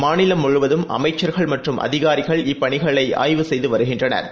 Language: Tamil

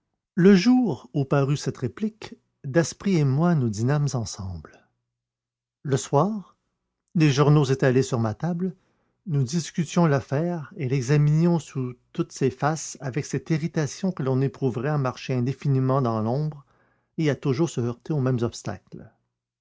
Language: French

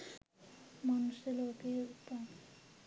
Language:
Sinhala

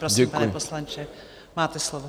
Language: Czech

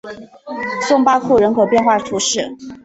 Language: Chinese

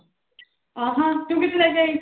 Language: Punjabi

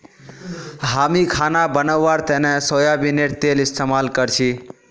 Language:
Magahi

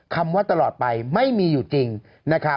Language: Thai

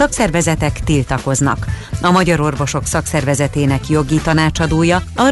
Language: Hungarian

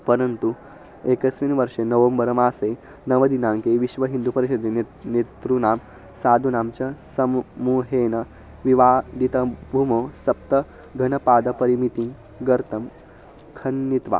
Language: Sanskrit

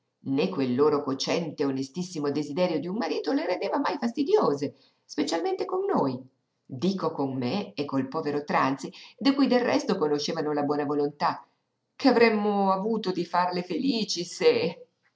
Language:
Italian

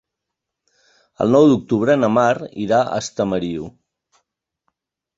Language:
Catalan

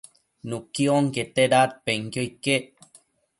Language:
Matsés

